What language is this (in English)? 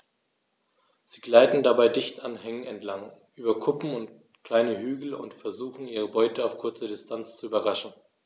German